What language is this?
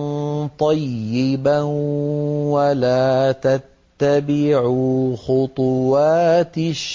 Arabic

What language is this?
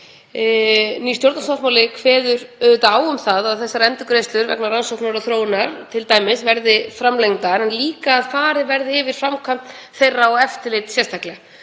Icelandic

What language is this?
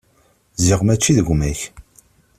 Kabyle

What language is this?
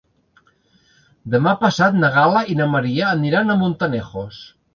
Catalan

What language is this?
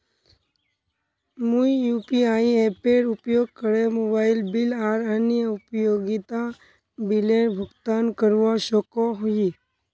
Magahi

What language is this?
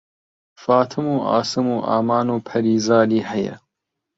Central Kurdish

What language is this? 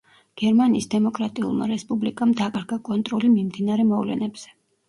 Georgian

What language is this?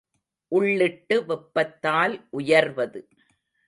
Tamil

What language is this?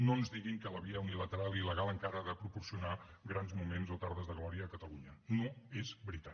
Catalan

